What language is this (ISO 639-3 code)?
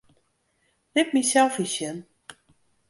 fry